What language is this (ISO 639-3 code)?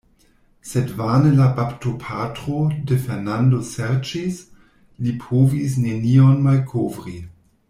epo